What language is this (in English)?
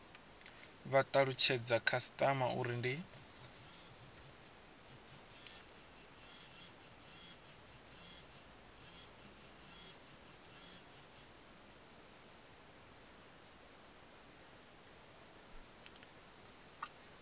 Venda